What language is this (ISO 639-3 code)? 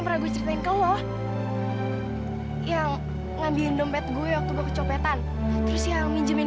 ind